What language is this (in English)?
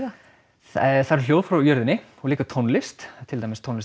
Icelandic